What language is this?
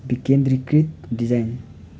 Nepali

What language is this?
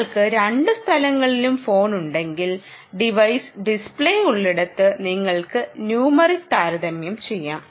Malayalam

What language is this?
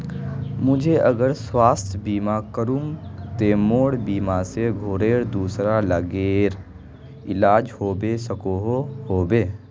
Magahi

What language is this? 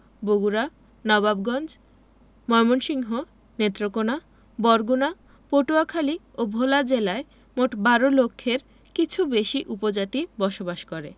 Bangla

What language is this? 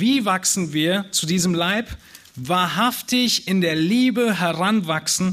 German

